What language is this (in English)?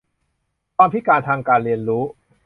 Thai